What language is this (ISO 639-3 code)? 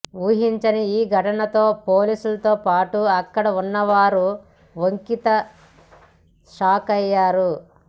tel